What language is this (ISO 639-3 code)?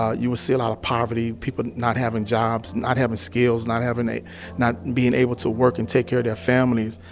eng